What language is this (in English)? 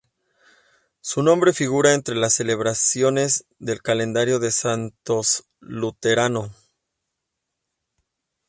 Spanish